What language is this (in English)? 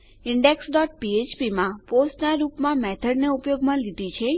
Gujarati